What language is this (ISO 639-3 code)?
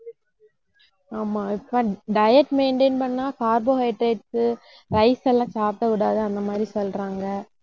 tam